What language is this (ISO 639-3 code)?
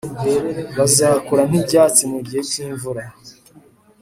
kin